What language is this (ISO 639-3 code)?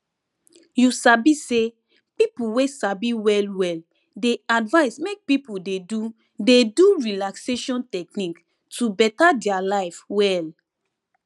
pcm